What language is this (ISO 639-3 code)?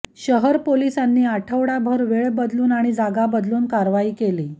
mar